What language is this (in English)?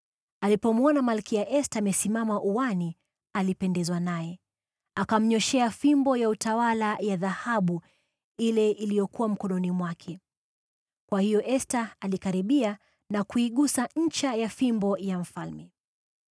Swahili